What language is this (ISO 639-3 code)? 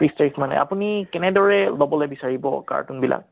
asm